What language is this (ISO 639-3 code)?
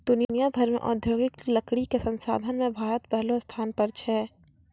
mai